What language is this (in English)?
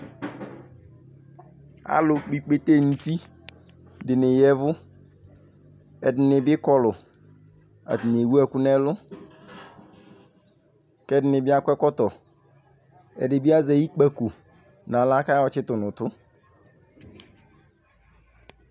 Ikposo